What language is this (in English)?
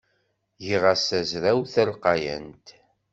Kabyle